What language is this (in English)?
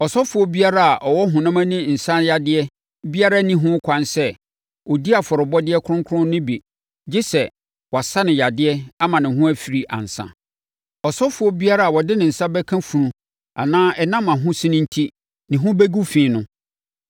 Akan